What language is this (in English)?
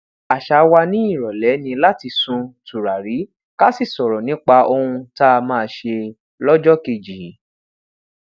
Yoruba